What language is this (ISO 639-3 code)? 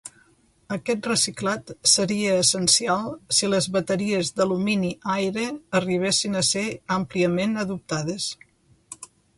cat